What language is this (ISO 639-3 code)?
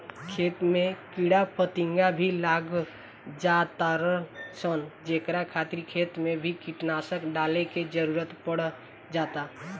bho